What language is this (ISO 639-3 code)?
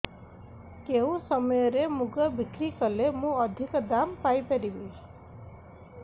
ori